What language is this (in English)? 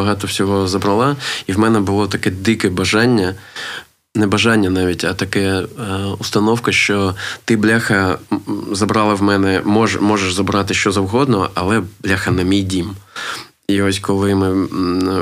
Ukrainian